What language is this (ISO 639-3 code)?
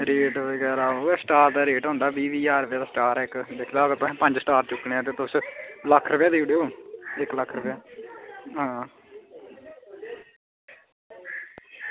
doi